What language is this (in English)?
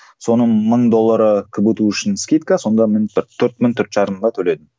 Kazakh